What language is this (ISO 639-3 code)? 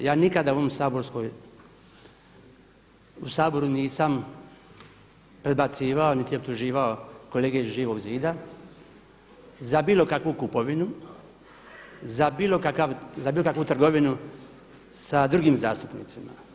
hrv